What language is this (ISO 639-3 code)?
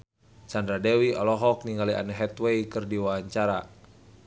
sun